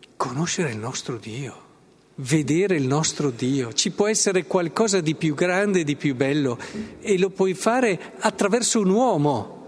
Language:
Italian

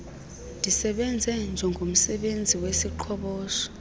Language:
Xhosa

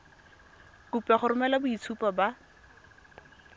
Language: Tswana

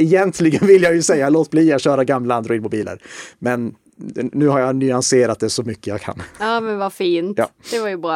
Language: Swedish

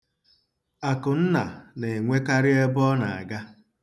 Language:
Igbo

